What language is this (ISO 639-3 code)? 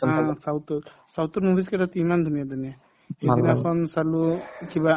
asm